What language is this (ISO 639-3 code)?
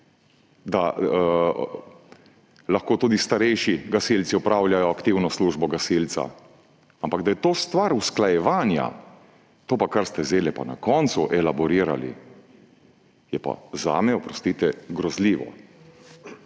slv